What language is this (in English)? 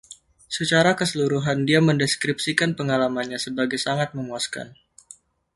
Indonesian